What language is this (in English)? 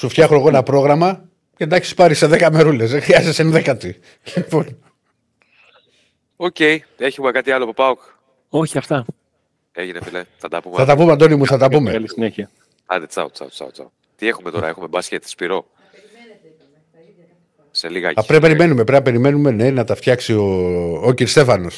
Greek